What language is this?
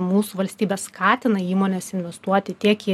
Lithuanian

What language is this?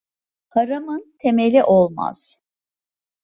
Turkish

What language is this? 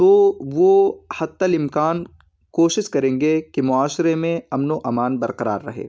Urdu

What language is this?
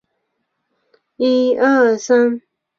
Chinese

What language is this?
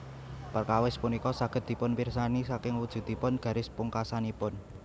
Javanese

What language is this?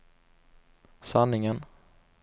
Swedish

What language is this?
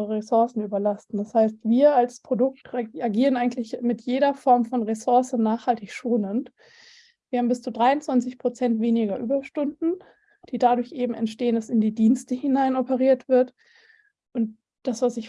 German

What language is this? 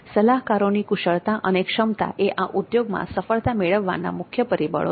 Gujarati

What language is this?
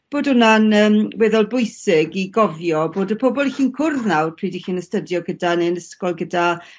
Welsh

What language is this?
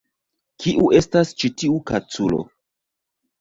Esperanto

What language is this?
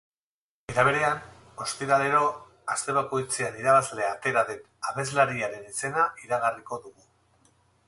Basque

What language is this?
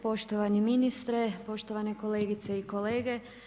Croatian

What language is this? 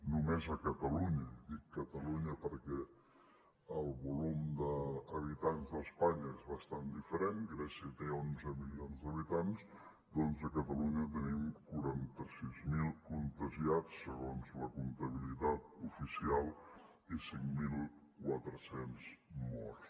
Catalan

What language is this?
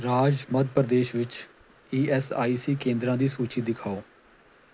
Punjabi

